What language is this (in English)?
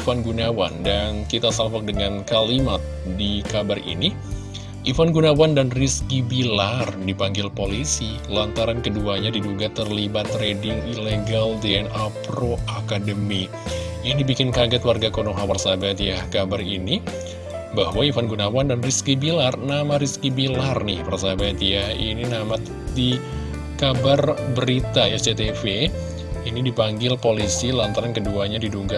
Indonesian